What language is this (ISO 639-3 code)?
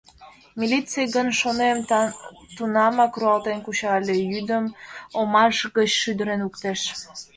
chm